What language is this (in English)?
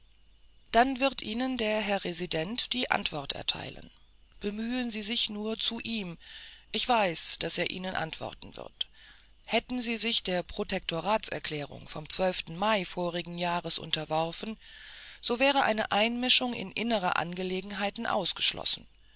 German